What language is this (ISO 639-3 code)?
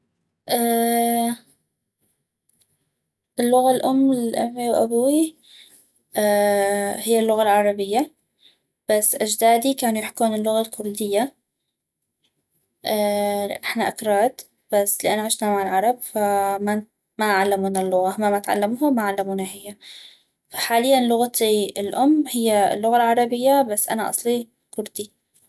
ayp